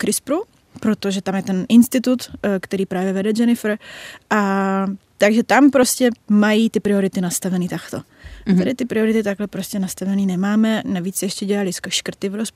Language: Czech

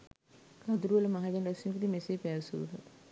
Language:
Sinhala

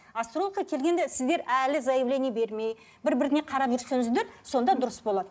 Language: Kazakh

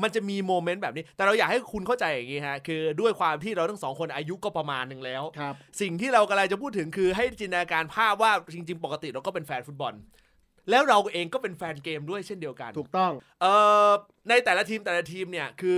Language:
Thai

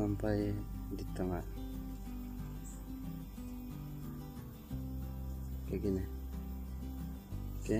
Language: Indonesian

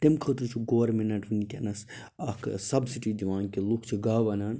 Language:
Kashmiri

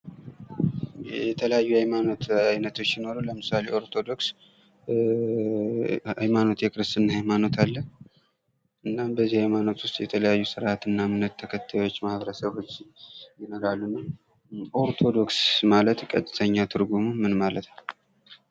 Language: Amharic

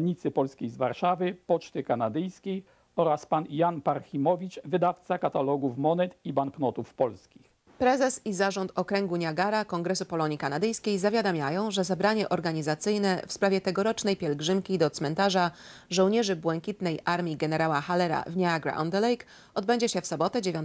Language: Polish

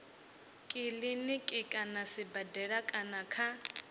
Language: Venda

